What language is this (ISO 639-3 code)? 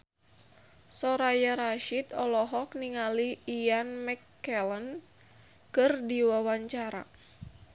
sun